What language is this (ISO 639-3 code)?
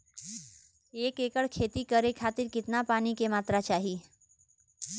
bho